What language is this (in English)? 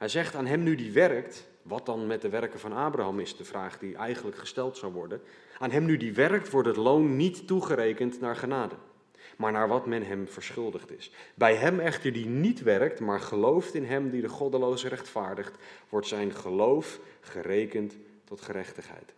Dutch